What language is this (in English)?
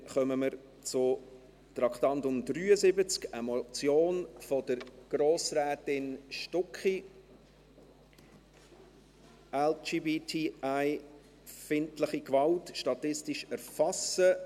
Swiss German